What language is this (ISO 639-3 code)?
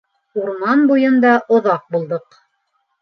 bak